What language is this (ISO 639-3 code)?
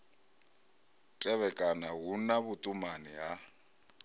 ven